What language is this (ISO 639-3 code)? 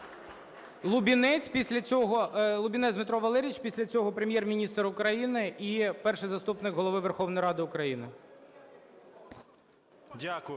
ukr